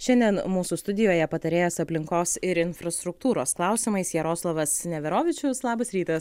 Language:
Lithuanian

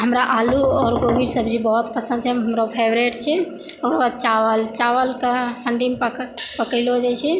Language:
Maithili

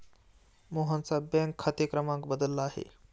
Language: Marathi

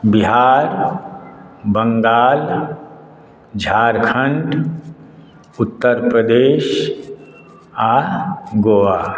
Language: Maithili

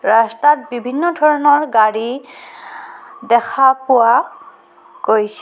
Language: Assamese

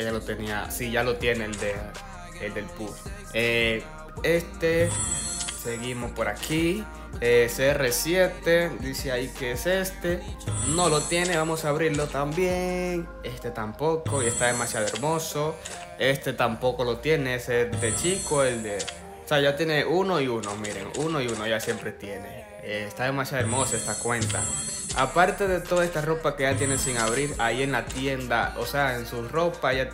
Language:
Spanish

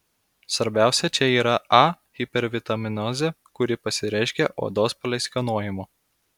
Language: Lithuanian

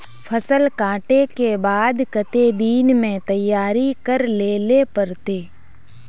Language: Magahi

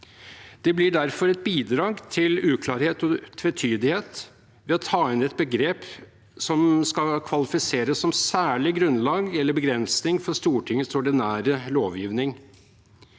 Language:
Norwegian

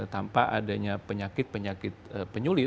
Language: Indonesian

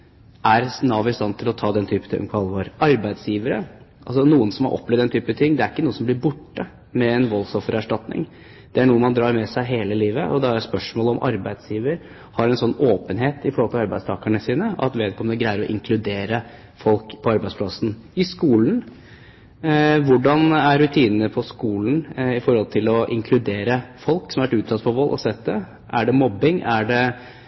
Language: Norwegian Bokmål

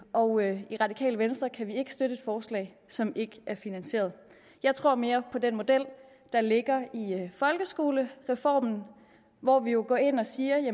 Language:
Danish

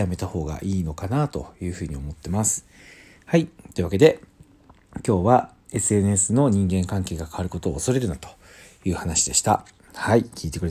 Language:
Japanese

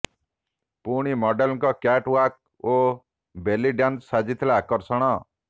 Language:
Odia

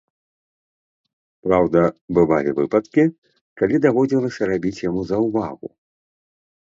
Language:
Belarusian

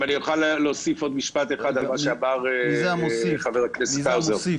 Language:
Hebrew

